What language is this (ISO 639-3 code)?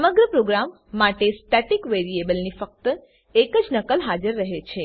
guj